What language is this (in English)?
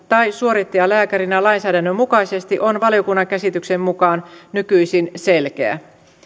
Finnish